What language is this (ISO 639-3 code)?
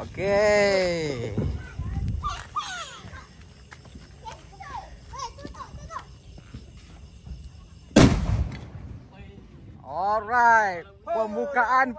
msa